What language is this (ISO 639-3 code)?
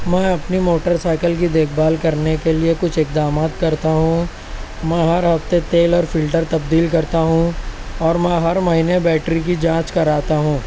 urd